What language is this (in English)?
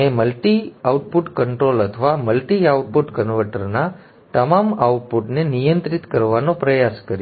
Gujarati